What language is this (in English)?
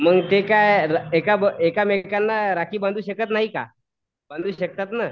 Marathi